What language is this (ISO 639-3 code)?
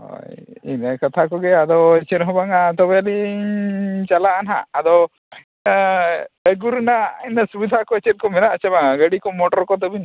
sat